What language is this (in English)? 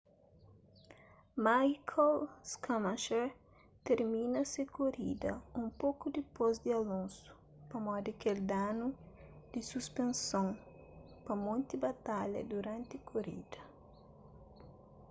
Kabuverdianu